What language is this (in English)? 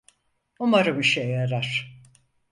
Turkish